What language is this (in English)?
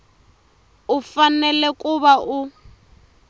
Tsonga